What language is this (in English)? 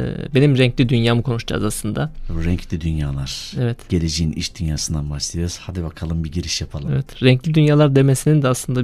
Turkish